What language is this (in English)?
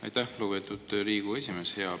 Estonian